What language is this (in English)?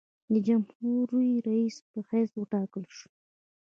Pashto